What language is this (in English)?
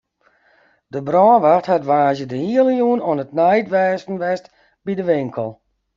Western Frisian